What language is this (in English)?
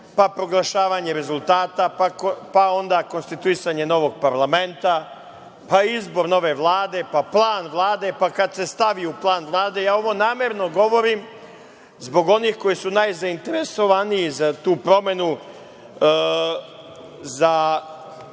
Serbian